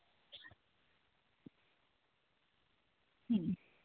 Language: Santali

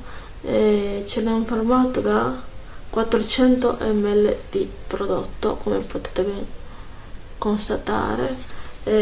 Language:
Italian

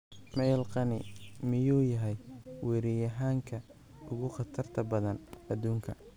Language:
Somali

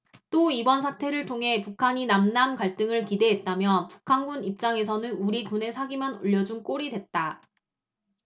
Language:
Korean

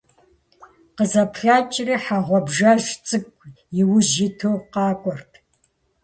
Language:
Kabardian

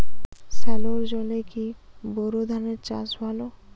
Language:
Bangla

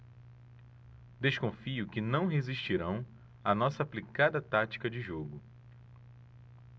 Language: Portuguese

